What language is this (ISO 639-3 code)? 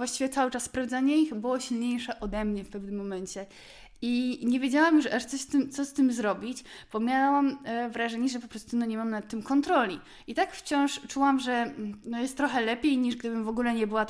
pol